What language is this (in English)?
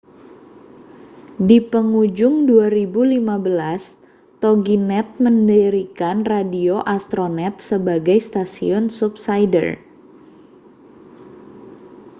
Indonesian